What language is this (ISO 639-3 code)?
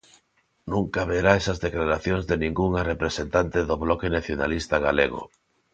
glg